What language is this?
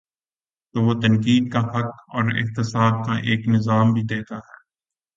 Urdu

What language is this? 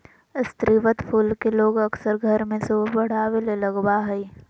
Magahi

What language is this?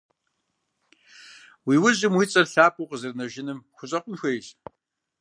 Kabardian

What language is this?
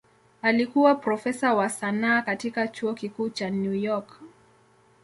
Swahili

